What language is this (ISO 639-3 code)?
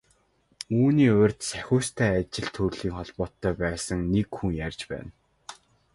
mon